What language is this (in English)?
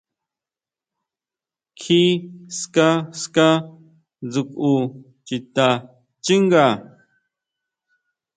Huautla Mazatec